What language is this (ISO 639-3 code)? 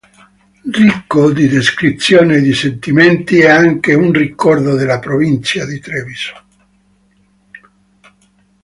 ita